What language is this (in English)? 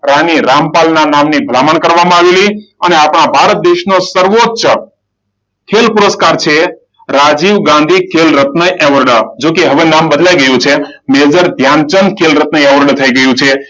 Gujarati